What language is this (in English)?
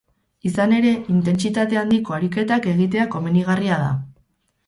Basque